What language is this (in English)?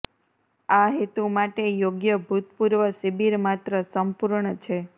Gujarati